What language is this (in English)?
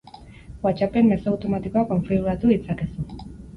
Basque